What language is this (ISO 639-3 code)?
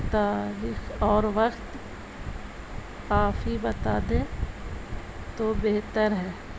urd